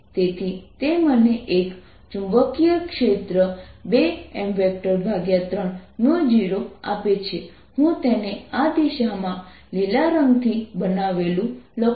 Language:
Gujarati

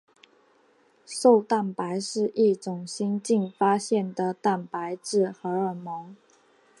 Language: Chinese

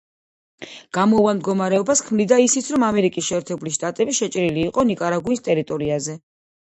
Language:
Georgian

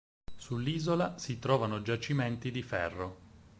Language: Italian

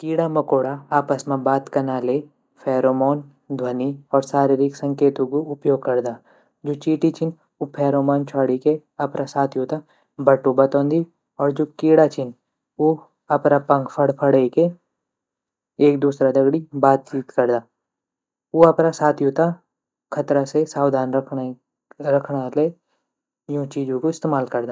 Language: Garhwali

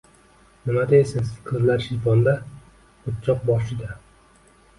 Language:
Uzbek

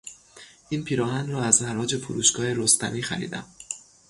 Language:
Persian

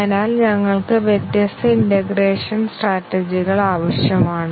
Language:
Malayalam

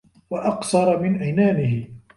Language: Arabic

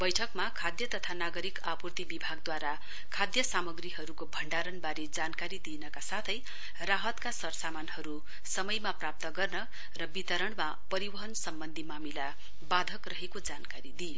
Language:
Nepali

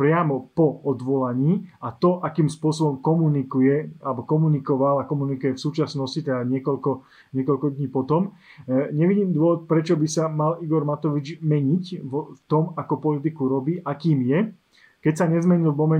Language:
Slovak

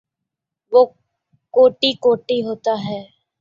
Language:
Urdu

